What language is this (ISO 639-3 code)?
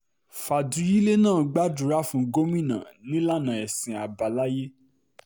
yor